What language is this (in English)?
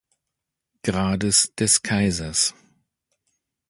German